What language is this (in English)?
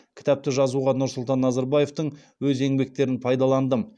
Kazakh